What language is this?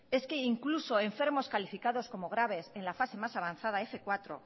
Spanish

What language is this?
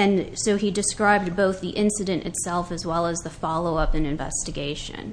English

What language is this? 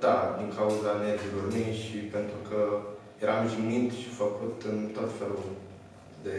Romanian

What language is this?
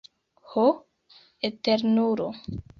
Esperanto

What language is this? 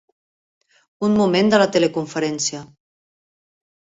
Catalan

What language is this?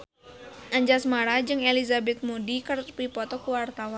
Sundanese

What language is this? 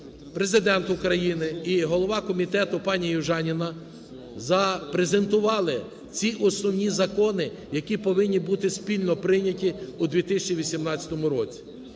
Ukrainian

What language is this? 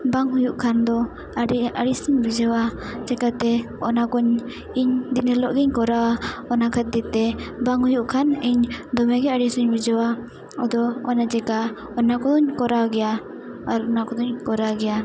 Santali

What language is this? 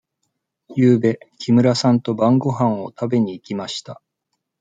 Japanese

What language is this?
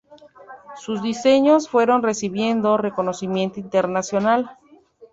Spanish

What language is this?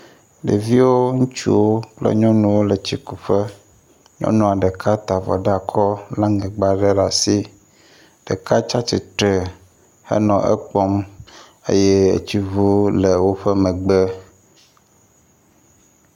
Ewe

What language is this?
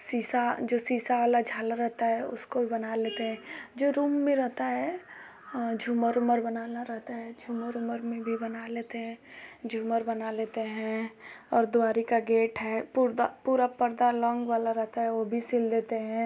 Hindi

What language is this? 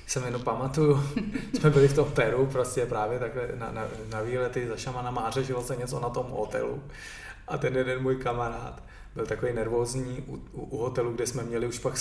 Czech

